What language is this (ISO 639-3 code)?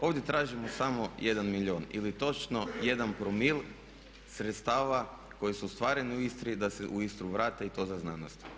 hrv